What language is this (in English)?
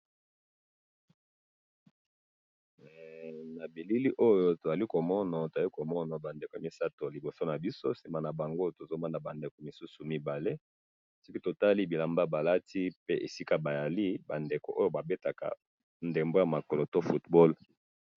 Lingala